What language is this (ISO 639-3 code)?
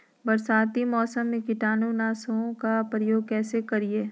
mag